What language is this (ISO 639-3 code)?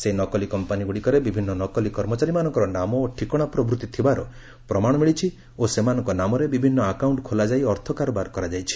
ori